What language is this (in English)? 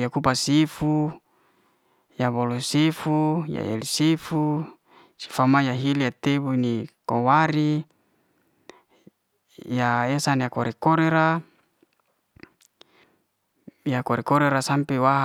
Liana-Seti